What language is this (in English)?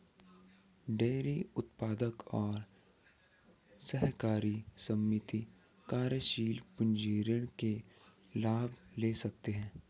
Hindi